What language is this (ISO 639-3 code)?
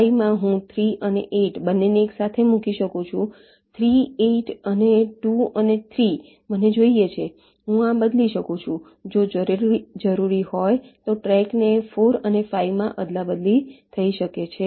guj